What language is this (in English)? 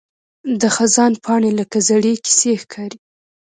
Pashto